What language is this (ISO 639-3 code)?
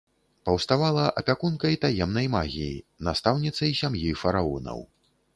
bel